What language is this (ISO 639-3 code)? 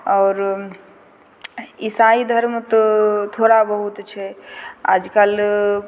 mai